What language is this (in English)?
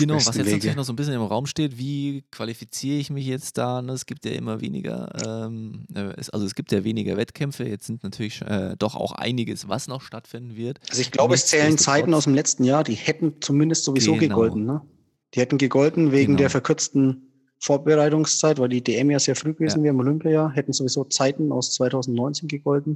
German